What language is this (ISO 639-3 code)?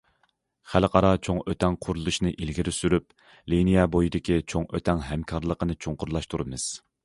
uig